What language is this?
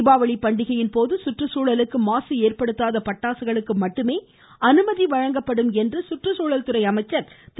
Tamil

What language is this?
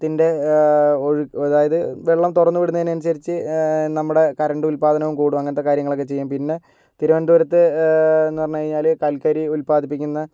Malayalam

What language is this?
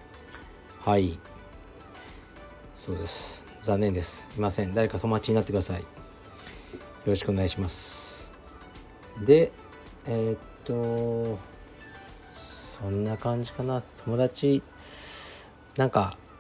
Japanese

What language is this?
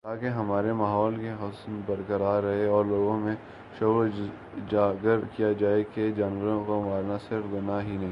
Urdu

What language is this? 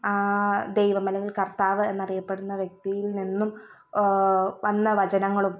Malayalam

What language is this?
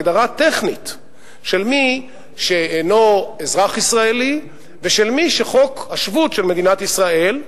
Hebrew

